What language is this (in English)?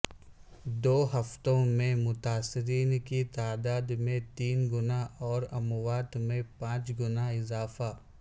Urdu